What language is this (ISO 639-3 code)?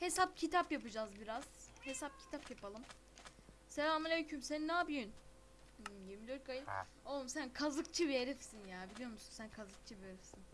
tur